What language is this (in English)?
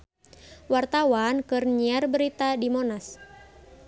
Sundanese